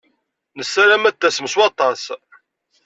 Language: Kabyle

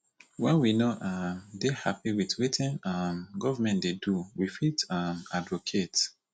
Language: Nigerian Pidgin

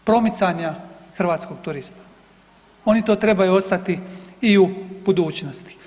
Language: Croatian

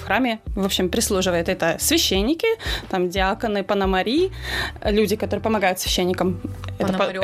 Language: Russian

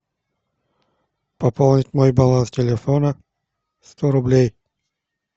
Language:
Russian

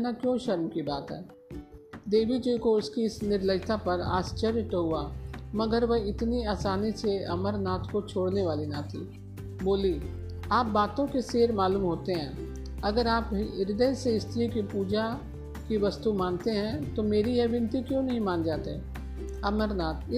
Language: Hindi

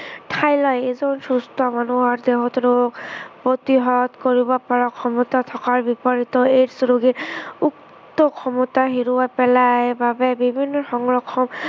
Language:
Assamese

